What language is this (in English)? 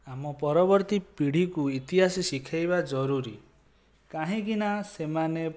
Odia